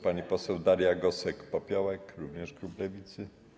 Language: Polish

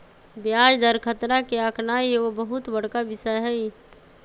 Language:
Magahi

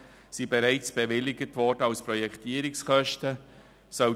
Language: Swiss German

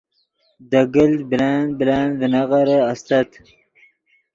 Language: Yidgha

